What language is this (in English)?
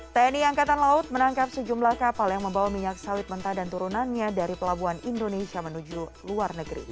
Indonesian